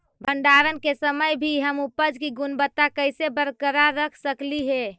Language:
Magahi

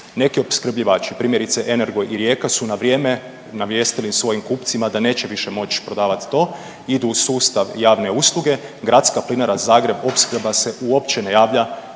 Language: Croatian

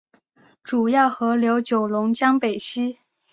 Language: Chinese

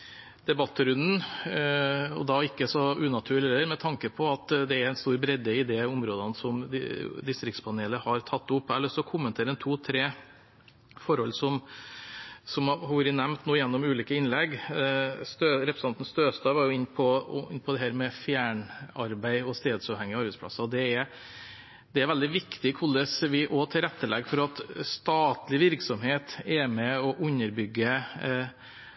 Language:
Norwegian Bokmål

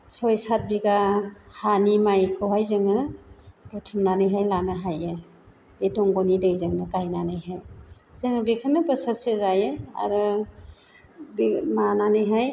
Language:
Bodo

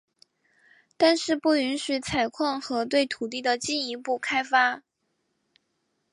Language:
Chinese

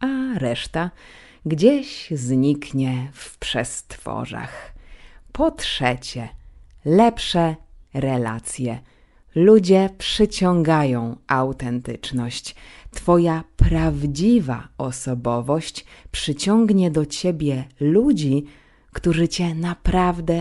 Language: Polish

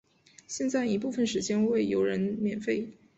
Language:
Chinese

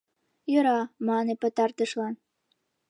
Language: Mari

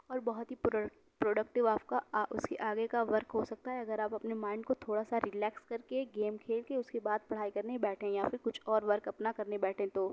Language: Urdu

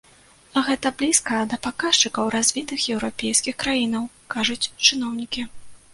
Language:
Belarusian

